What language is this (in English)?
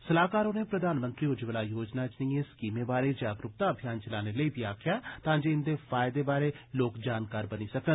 Dogri